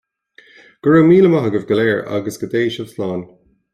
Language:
Irish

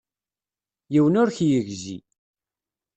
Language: Kabyle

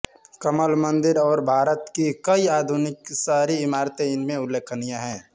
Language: Hindi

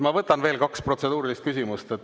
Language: Estonian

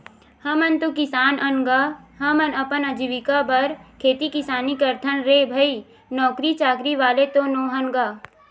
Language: Chhattisgarhi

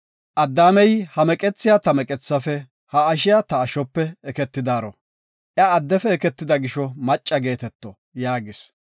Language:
Gofa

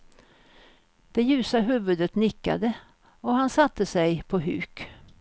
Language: Swedish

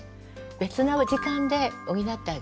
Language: Japanese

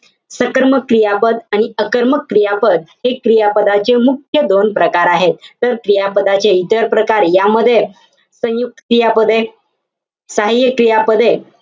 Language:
Marathi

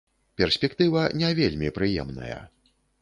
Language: Belarusian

